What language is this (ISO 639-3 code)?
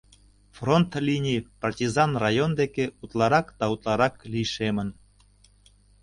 chm